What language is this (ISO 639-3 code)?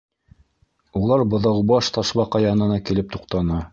bak